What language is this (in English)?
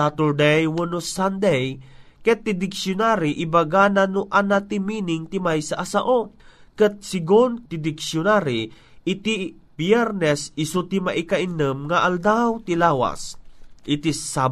Filipino